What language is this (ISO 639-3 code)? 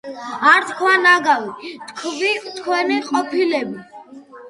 kat